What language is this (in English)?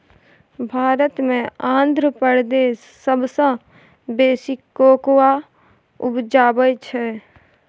Maithili